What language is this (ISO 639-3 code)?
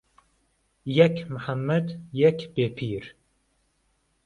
ckb